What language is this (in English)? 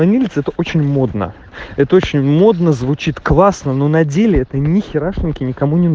Russian